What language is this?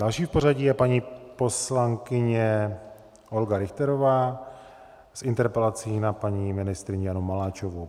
Czech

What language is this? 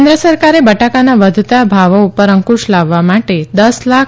Gujarati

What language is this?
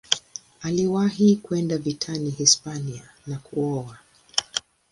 Swahili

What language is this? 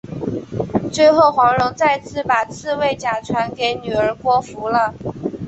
Chinese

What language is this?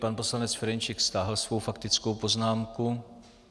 Czech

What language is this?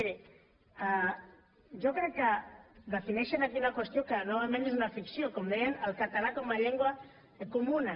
Catalan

